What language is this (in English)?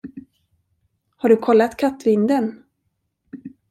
Swedish